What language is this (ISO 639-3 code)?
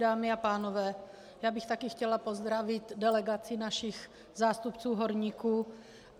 ces